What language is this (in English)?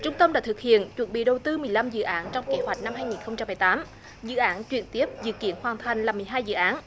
Vietnamese